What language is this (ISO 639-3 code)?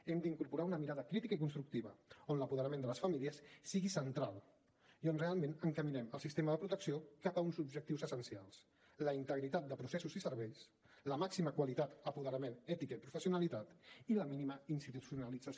cat